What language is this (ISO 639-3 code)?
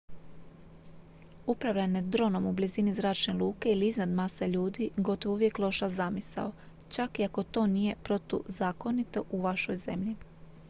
hrv